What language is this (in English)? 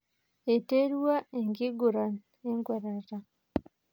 Masai